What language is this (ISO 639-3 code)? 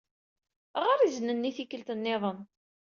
kab